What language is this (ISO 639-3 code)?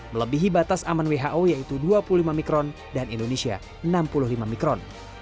ind